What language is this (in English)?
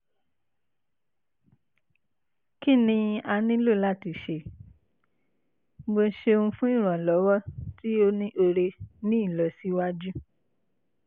Yoruba